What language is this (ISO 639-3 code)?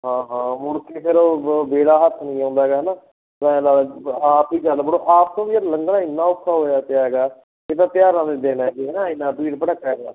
pan